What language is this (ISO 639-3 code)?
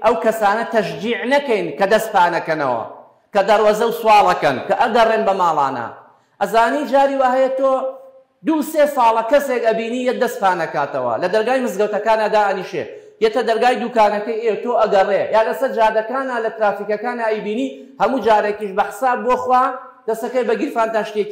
ara